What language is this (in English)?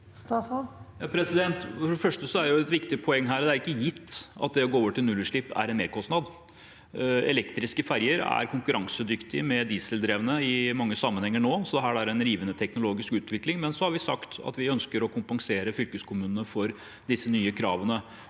Norwegian